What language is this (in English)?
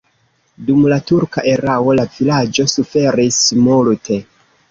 Esperanto